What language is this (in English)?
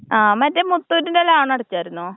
Malayalam